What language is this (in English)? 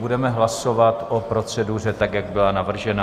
Czech